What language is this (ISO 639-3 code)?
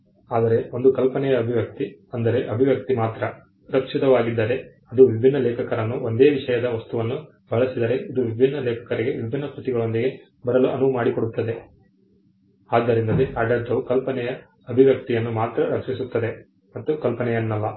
kan